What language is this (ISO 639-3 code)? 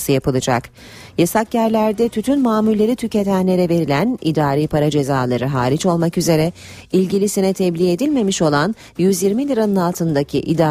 tur